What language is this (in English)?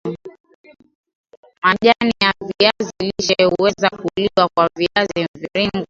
Swahili